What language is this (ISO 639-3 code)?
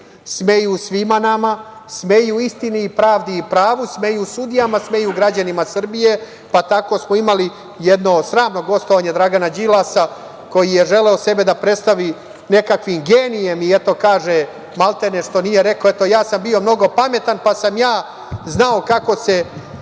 srp